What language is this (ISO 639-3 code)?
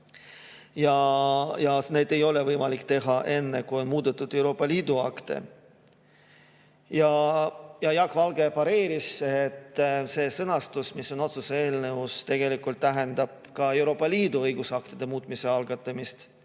est